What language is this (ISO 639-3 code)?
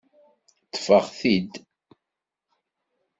kab